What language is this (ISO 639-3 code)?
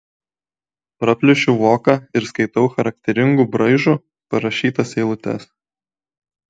lit